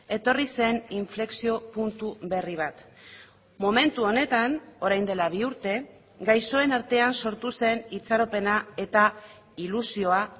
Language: Basque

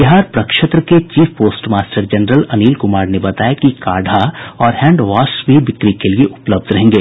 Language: Hindi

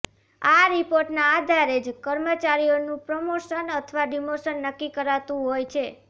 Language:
Gujarati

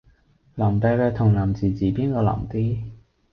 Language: Cantonese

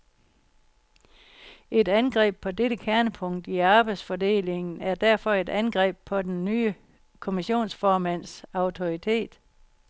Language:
Danish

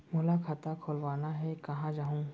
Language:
Chhattisgarhi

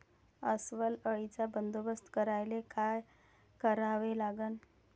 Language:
Marathi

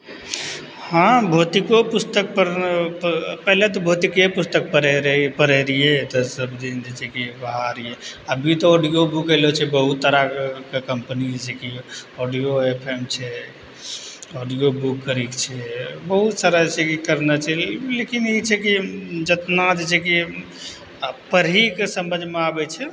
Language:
Maithili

